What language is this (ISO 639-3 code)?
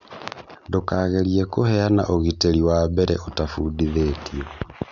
kik